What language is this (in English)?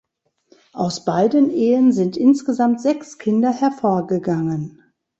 German